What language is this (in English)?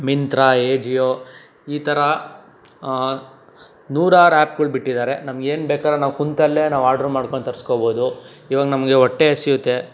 Kannada